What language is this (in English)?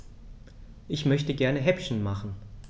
German